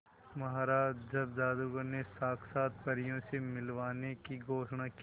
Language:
Hindi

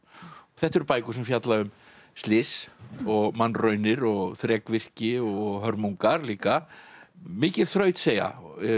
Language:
Icelandic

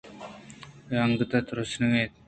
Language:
Eastern Balochi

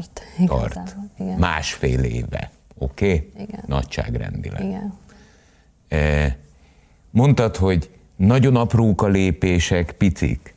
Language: Hungarian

